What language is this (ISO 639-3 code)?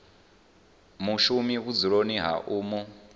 ven